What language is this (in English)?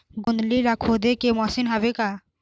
Chhattisgarhi